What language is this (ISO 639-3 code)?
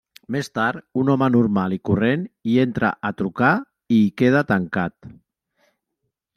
cat